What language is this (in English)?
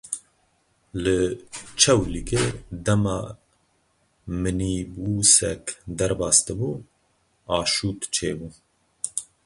Kurdish